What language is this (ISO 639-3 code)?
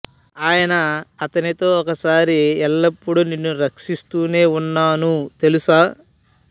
tel